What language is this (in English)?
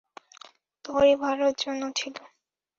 Bangla